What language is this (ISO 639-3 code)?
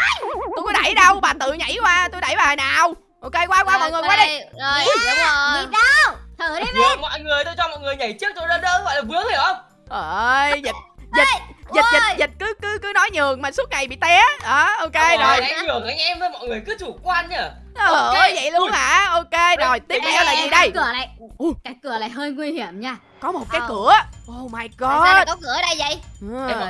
vie